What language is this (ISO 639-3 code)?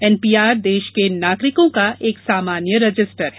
hin